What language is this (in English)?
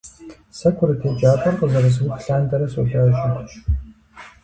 Kabardian